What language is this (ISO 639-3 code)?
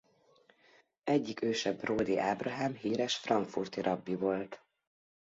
hun